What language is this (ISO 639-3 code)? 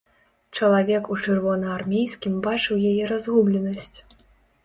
bel